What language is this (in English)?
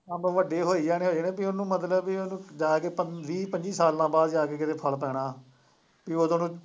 Punjabi